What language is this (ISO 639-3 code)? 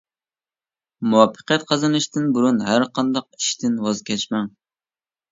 uig